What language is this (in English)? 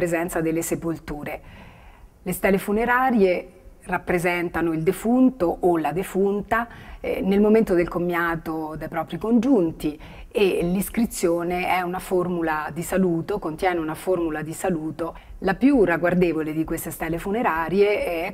Italian